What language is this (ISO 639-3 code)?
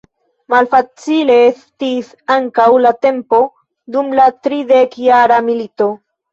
epo